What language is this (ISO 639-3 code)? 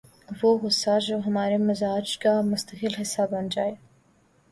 urd